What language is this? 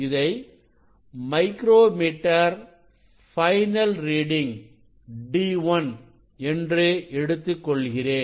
Tamil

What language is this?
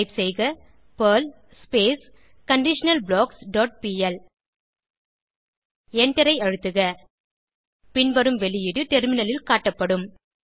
Tamil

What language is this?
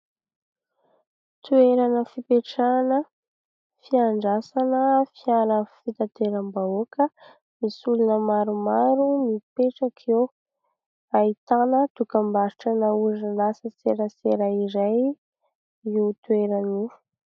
Malagasy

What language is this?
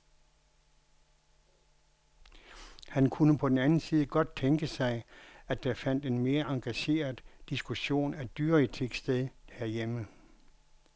Danish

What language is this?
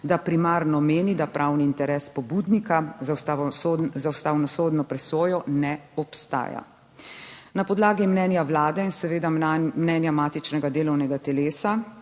Slovenian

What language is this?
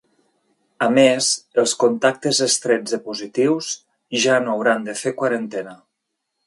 Catalan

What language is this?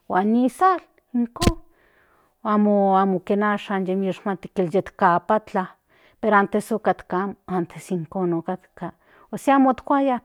Central Nahuatl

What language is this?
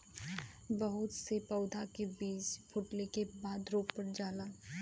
Bhojpuri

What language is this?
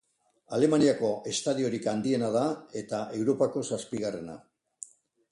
Basque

